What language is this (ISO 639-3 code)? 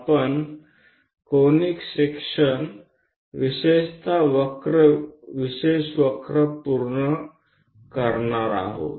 mar